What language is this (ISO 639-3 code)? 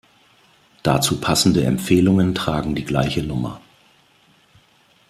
deu